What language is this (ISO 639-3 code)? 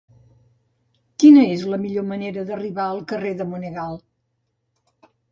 cat